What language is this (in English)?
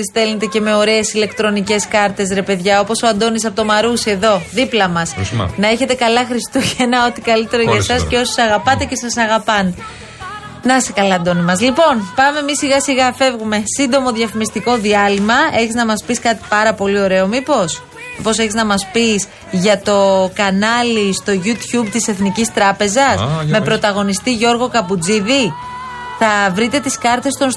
Greek